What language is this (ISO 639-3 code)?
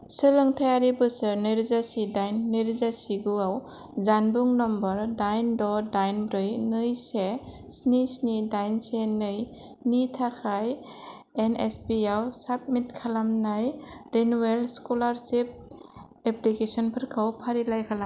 brx